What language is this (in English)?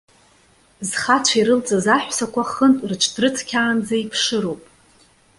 Abkhazian